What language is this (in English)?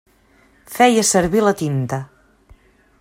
Catalan